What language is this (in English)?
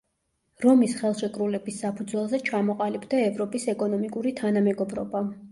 Georgian